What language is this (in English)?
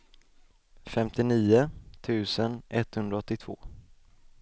Swedish